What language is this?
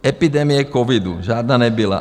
Czech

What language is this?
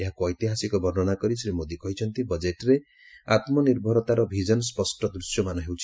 Odia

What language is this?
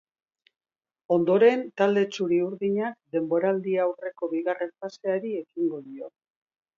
Basque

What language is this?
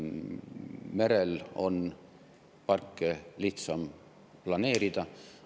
Estonian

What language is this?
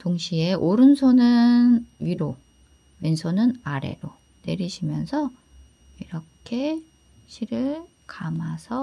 Korean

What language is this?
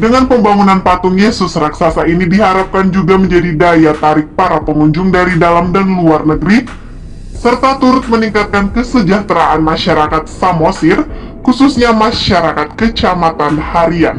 Indonesian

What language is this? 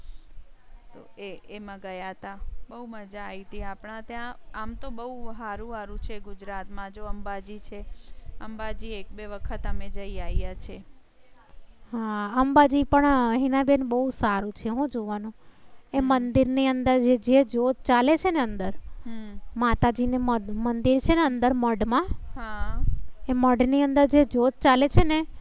Gujarati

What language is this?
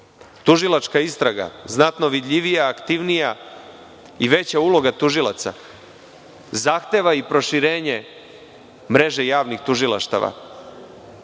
Serbian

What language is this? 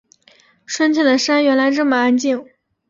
Chinese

